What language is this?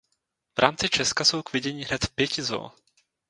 Czech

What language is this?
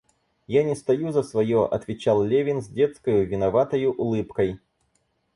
Russian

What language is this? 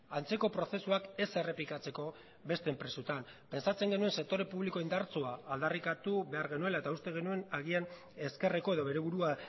Basque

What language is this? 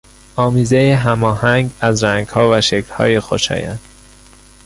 Persian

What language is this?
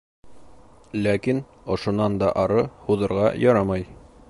Bashkir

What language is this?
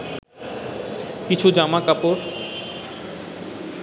Bangla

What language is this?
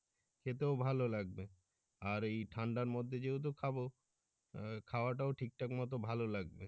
Bangla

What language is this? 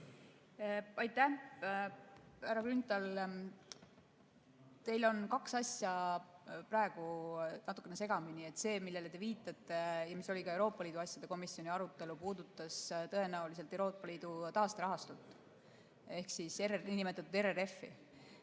Estonian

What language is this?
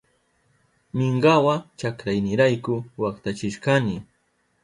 Southern Pastaza Quechua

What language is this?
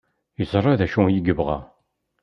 Kabyle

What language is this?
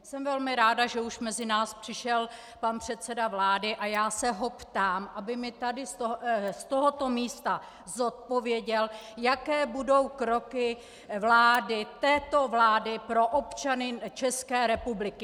Czech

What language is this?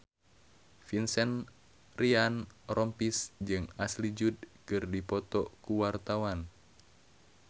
Sundanese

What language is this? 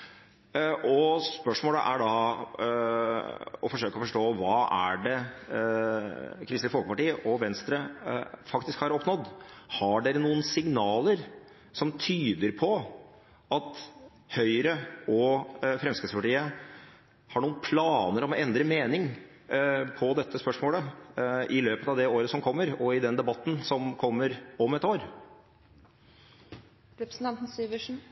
Norwegian Bokmål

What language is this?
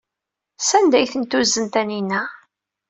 Kabyle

